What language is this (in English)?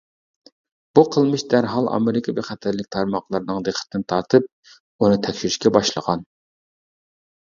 Uyghur